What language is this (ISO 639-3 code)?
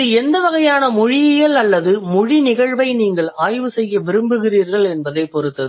tam